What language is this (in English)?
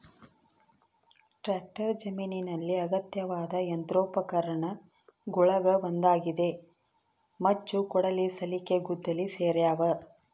Kannada